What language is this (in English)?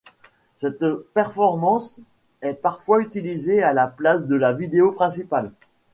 French